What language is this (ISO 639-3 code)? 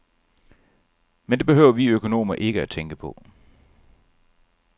dan